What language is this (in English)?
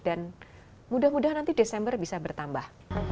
Indonesian